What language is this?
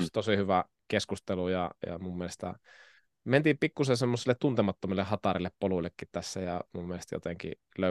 Finnish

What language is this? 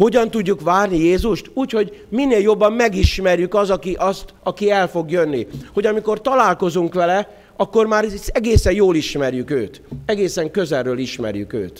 Hungarian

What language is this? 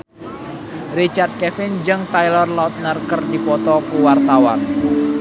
Sundanese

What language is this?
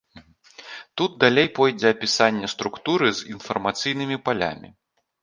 Belarusian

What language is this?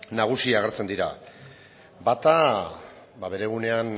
Basque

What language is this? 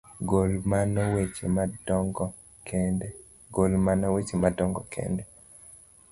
Luo (Kenya and Tanzania)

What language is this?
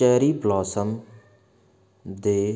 Punjabi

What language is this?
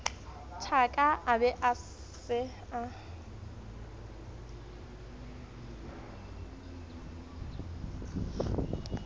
Southern Sotho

